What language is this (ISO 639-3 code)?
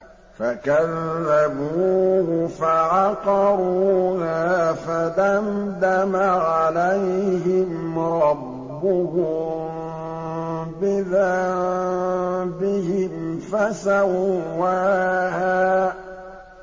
ara